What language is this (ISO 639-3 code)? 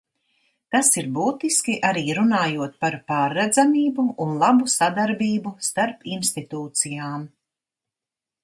lav